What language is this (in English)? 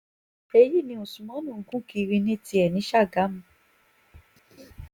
Yoruba